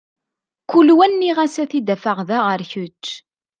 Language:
Kabyle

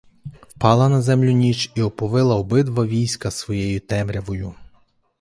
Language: Ukrainian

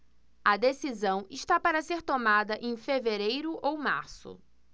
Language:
Portuguese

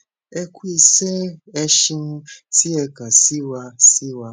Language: Yoruba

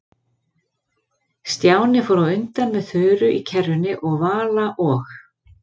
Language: Icelandic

